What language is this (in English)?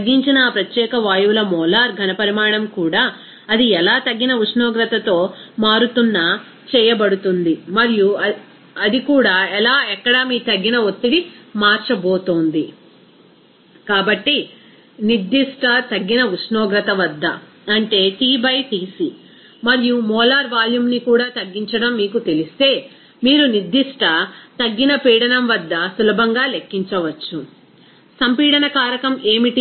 Telugu